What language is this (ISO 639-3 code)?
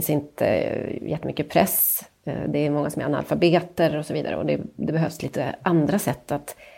swe